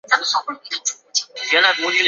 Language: Chinese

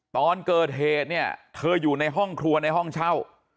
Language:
Thai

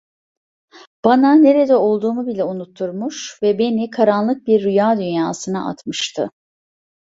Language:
Turkish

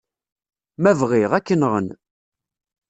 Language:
Kabyle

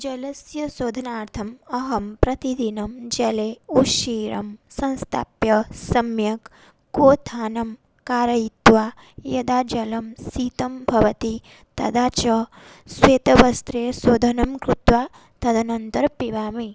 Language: Sanskrit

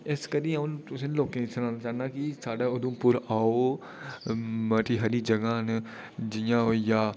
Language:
Dogri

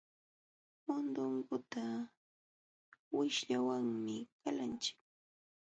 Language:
Jauja Wanca Quechua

